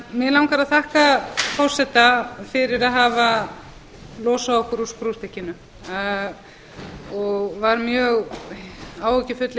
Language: Icelandic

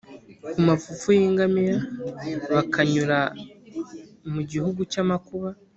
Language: Kinyarwanda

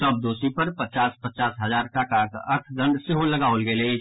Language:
Maithili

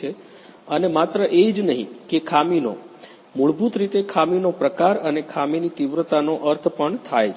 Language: Gujarati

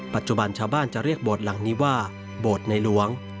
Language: Thai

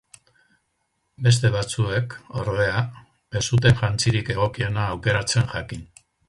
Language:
Basque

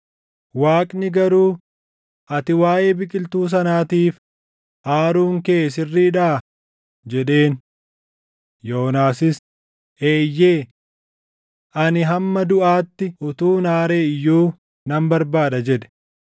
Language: Oromo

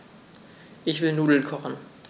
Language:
German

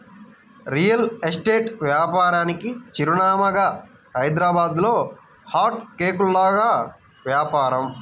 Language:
Telugu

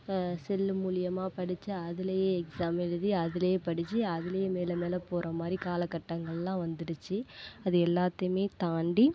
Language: Tamil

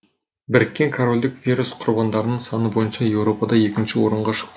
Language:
Kazakh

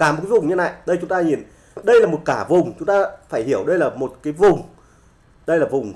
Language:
Vietnamese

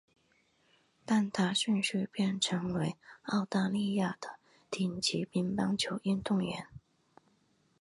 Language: Chinese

